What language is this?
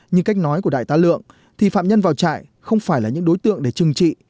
Vietnamese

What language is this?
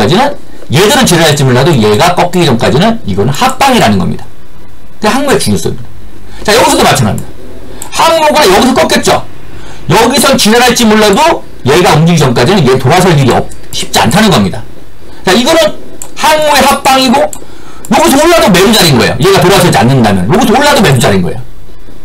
Korean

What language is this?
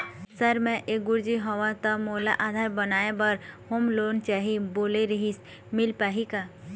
Chhattisgarhi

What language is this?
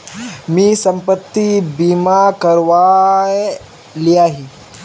Magahi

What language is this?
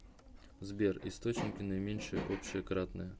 Russian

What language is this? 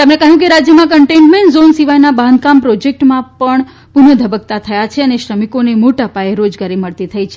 Gujarati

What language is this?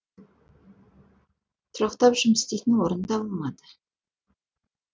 Kazakh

